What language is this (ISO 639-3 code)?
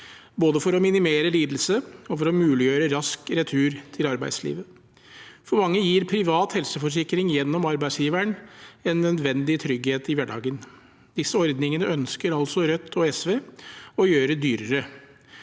nor